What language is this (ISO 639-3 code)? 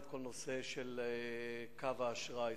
heb